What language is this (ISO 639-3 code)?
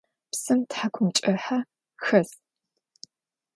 ady